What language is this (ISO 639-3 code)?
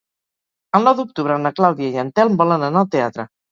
cat